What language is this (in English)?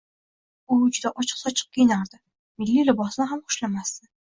Uzbek